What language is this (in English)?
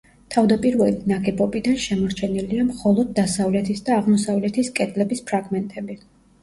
Georgian